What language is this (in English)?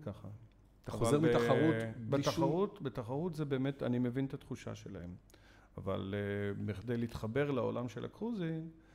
Hebrew